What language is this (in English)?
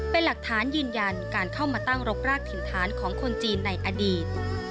Thai